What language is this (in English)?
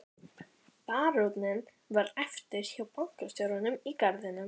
Icelandic